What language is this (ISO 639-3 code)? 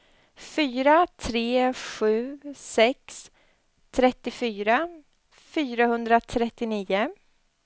swe